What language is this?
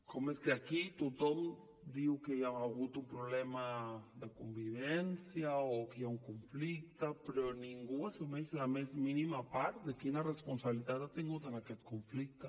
Catalan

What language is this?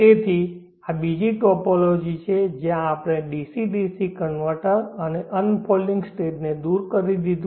Gujarati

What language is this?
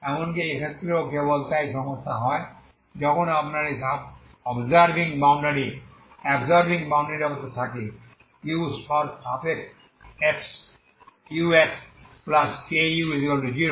Bangla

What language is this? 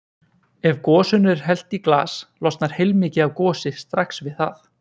Icelandic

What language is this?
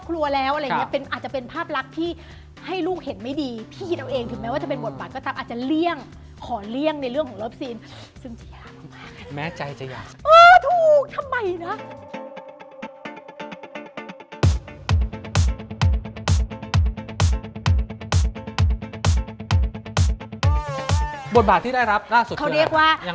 Thai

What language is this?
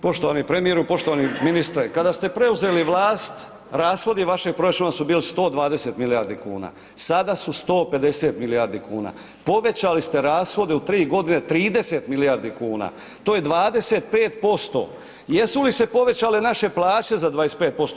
Croatian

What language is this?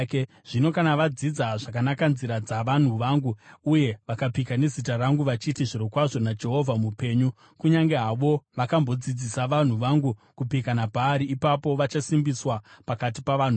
Shona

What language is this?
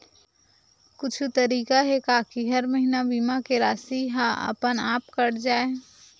Chhattisgarhi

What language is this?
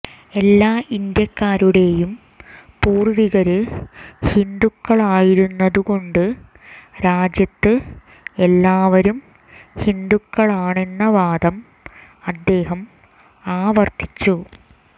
Malayalam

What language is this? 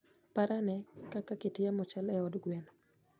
Luo (Kenya and Tanzania)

